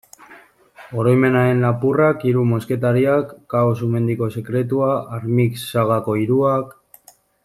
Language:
Basque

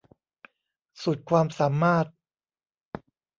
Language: Thai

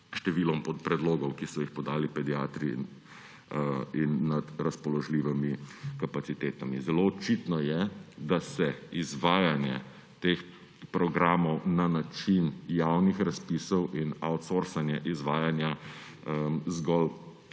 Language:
Slovenian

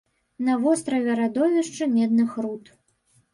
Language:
Belarusian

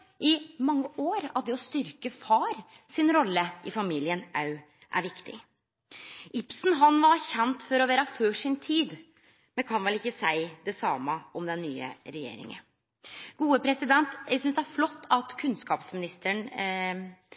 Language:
Norwegian Nynorsk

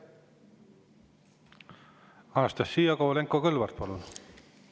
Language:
Estonian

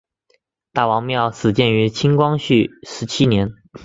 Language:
Chinese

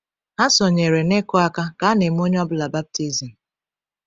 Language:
Igbo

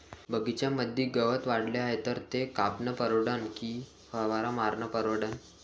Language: Marathi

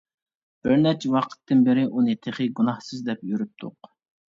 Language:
Uyghur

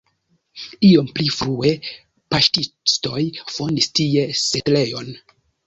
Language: Esperanto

